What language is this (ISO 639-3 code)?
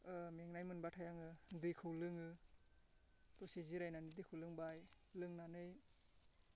brx